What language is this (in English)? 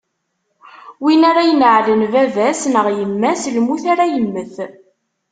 Kabyle